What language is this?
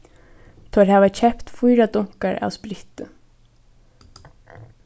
Faroese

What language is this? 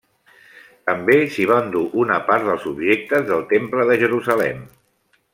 Catalan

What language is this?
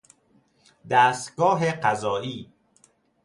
Persian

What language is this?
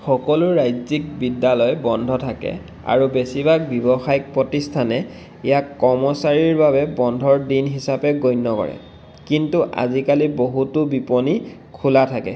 Assamese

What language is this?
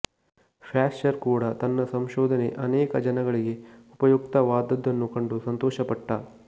Kannada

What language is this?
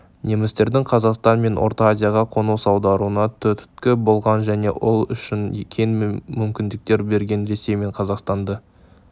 Kazakh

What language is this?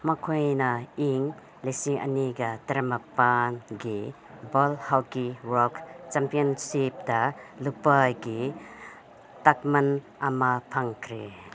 Manipuri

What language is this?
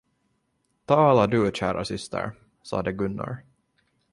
Swedish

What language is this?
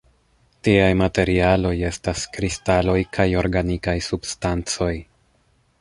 Esperanto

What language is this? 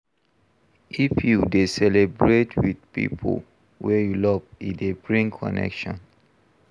Nigerian Pidgin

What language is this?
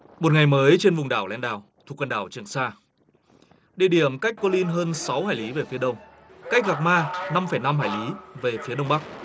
Vietnamese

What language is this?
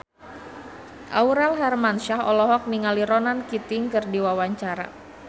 Sundanese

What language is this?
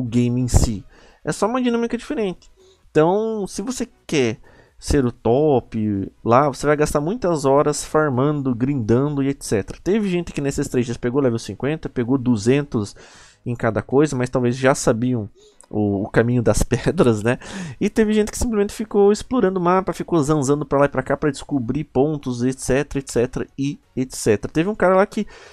Portuguese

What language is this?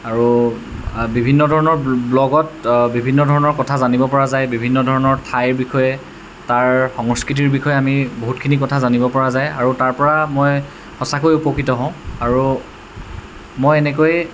Assamese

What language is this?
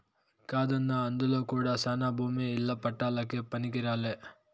Telugu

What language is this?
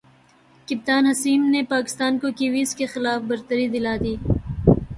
Urdu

